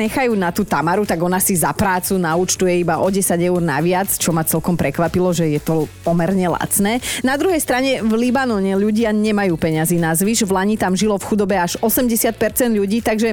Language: Slovak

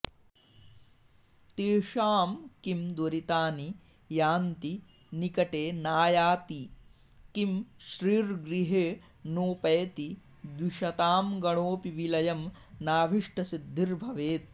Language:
Sanskrit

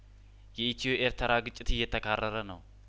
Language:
Amharic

